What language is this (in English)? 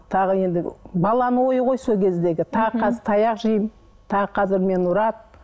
Kazakh